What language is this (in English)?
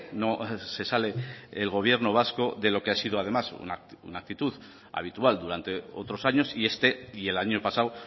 Spanish